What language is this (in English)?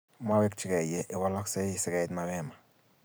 Kalenjin